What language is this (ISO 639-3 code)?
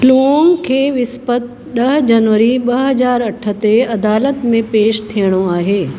snd